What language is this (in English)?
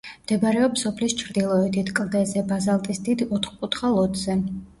Georgian